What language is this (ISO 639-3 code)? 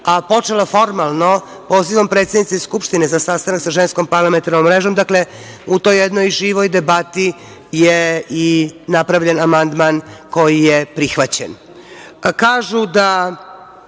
srp